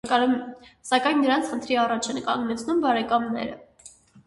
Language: Armenian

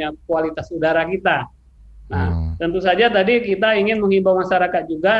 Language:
Indonesian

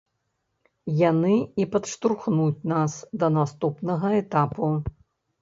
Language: Belarusian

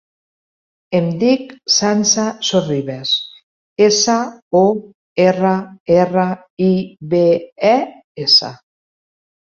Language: Catalan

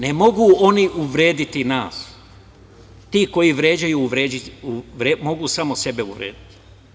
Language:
Serbian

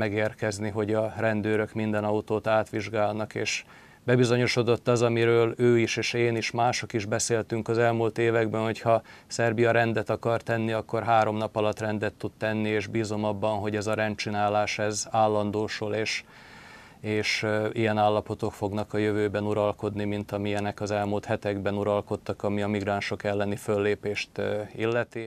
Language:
Hungarian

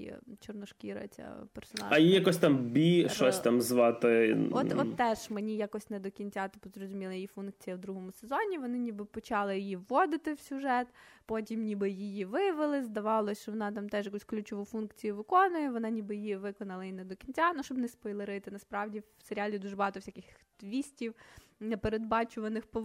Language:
Ukrainian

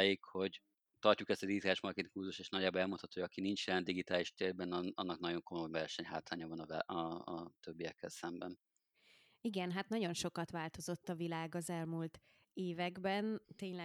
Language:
Hungarian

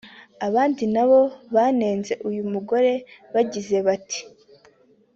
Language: Kinyarwanda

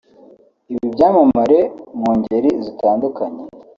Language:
Kinyarwanda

